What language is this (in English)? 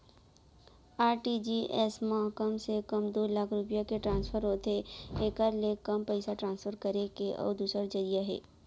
Chhattisgarhi